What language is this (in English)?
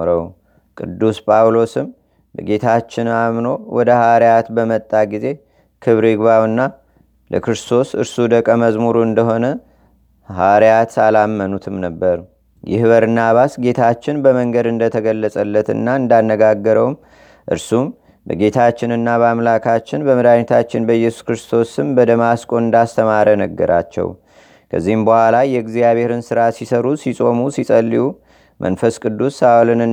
Amharic